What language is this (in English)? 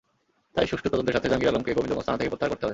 Bangla